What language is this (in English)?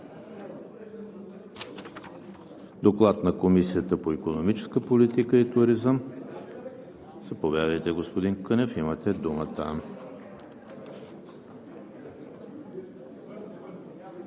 Bulgarian